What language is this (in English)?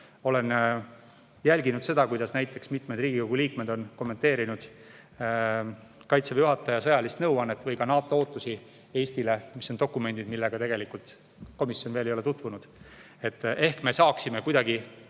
Estonian